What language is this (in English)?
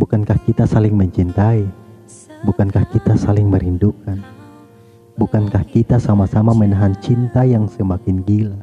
Indonesian